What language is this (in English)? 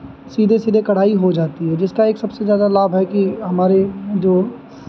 Hindi